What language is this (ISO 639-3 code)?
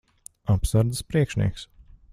lav